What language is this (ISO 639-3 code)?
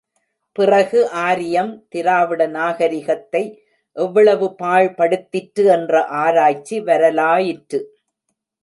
tam